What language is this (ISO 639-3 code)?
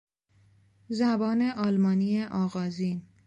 fas